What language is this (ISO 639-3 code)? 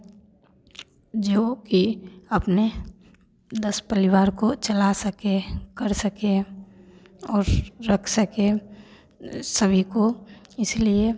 hin